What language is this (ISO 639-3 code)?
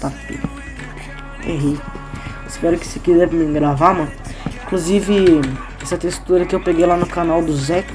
por